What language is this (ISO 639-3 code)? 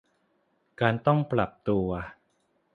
tha